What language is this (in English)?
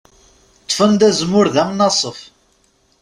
Kabyle